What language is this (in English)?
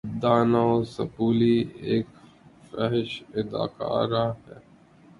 Urdu